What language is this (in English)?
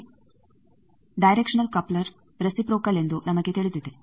Kannada